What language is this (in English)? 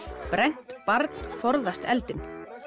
Icelandic